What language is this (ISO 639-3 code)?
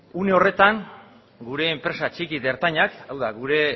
eus